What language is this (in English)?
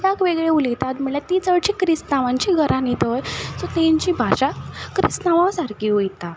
Konkani